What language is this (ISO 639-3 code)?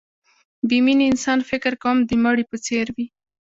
pus